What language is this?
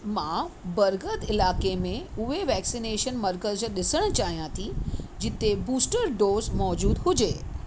Sindhi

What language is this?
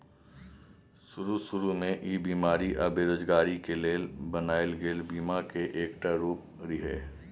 Maithili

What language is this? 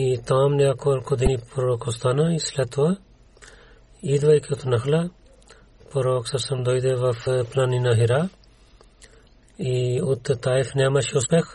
Bulgarian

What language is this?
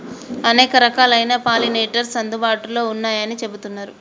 Telugu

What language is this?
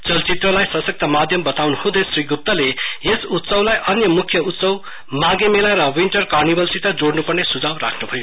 Nepali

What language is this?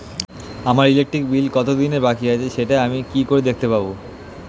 Bangla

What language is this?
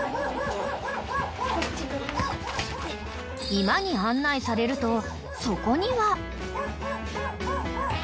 Japanese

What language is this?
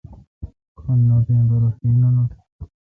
Kalkoti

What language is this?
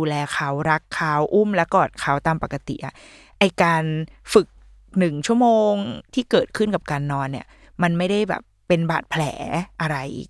Thai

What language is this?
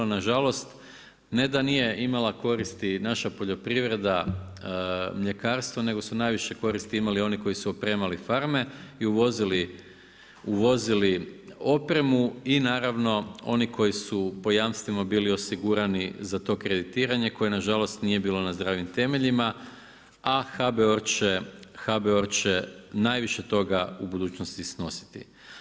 Croatian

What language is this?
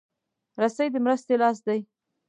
Pashto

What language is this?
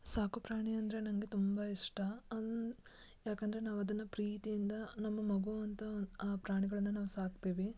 Kannada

